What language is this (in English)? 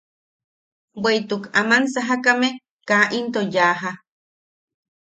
Yaqui